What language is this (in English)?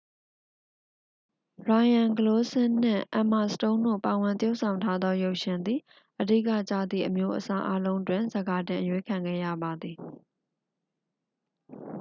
Burmese